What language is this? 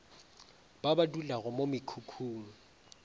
Northern Sotho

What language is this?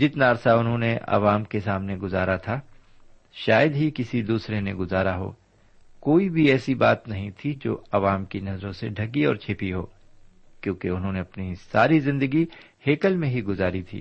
Urdu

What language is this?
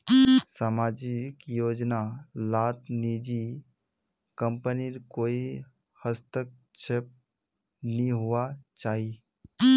Magahi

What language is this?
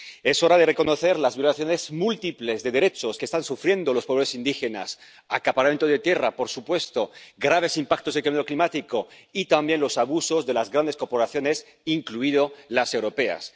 Spanish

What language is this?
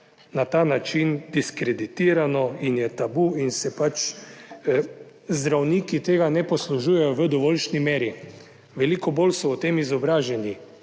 Slovenian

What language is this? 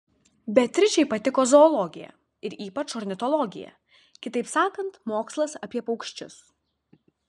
Lithuanian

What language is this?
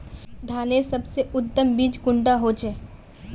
Magahi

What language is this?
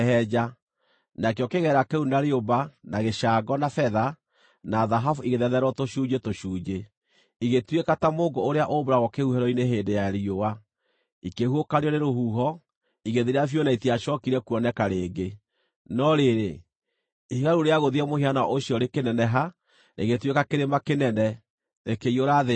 Kikuyu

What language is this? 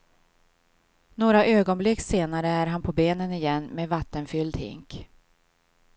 Swedish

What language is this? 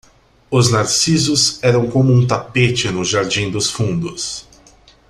Portuguese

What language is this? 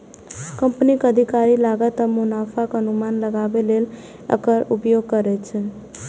Maithili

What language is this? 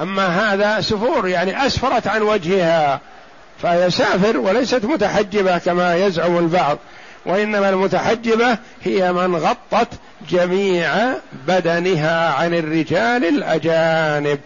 Arabic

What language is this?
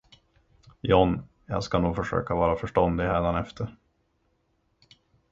Swedish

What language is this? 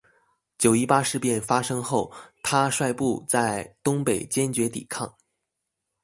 Chinese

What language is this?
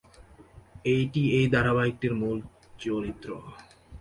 Bangla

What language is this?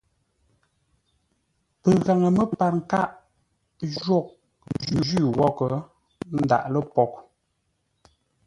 Ngombale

